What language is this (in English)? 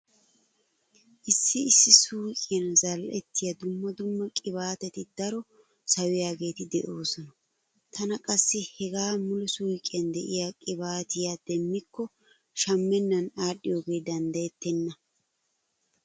Wolaytta